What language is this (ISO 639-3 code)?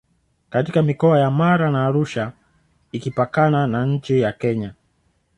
swa